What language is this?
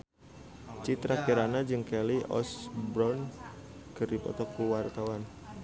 Sundanese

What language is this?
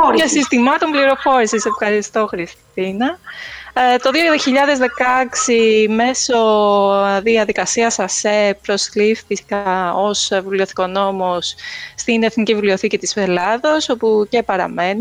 Greek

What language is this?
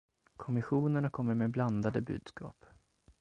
Swedish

